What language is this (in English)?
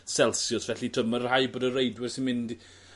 Welsh